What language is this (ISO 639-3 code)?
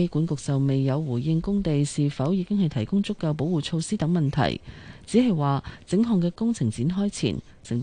zho